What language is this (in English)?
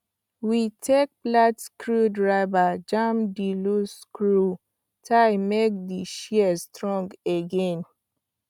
Nigerian Pidgin